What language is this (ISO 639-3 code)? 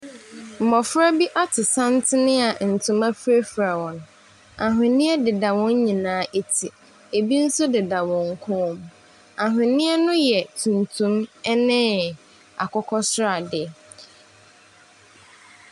aka